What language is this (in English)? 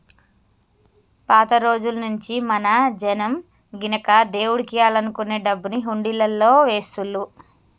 Telugu